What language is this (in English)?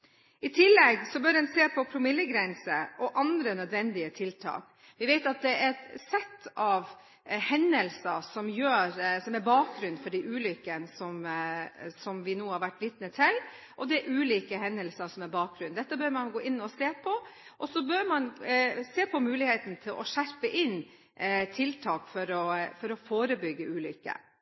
Norwegian Bokmål